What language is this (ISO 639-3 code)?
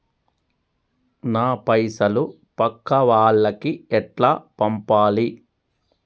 tel